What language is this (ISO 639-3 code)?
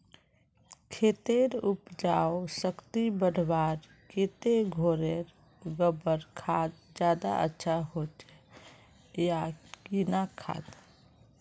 mag